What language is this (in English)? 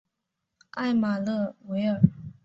Chinese